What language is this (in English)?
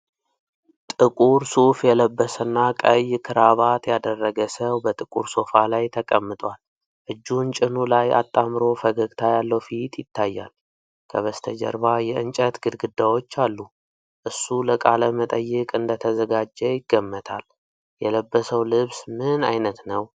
Amharic